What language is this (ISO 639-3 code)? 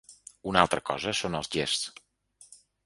cat